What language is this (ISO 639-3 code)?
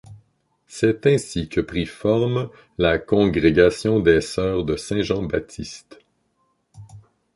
fra